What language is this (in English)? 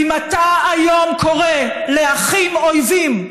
Hebrew